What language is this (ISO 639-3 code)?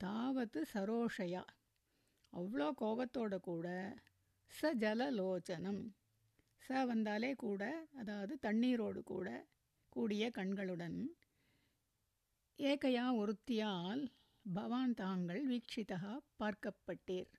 tam